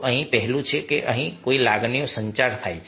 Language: Gujarati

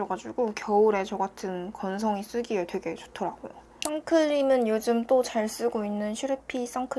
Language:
Korean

